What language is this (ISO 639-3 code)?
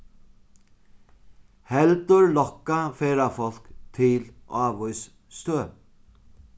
fao